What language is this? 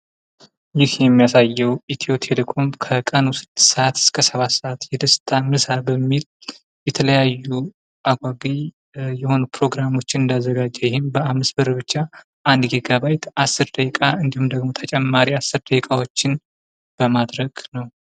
Amharic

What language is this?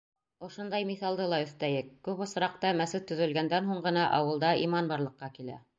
Bashkir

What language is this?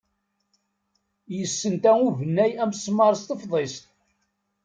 Kabyle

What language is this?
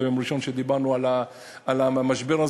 Hebrew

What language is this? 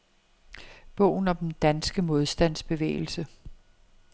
Danish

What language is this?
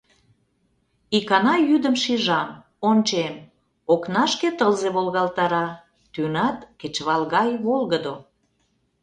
Mari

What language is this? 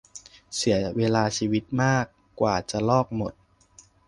Thai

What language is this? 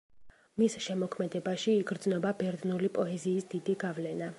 Georgian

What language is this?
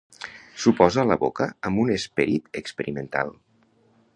Catalan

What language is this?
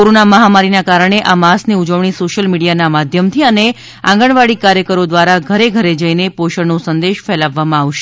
Gujarati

